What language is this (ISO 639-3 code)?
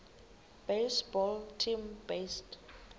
xho